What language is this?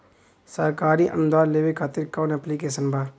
Bhojpuri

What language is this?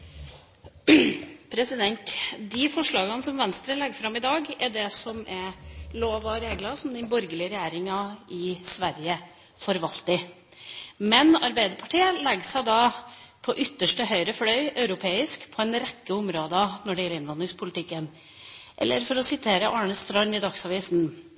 Norwegian Bokmål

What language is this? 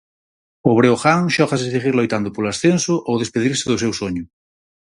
Galician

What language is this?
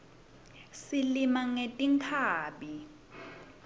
Swati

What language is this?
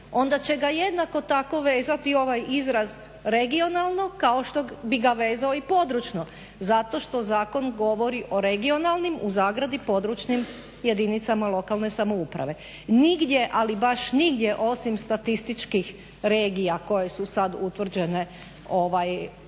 Croatian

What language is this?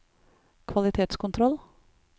Norwegian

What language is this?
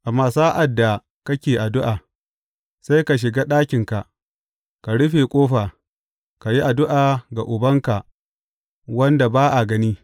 Hausa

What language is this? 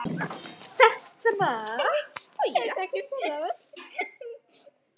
Icelandic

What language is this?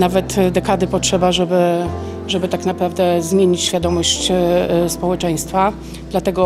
Polish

